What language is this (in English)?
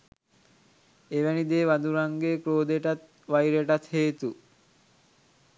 Sinhala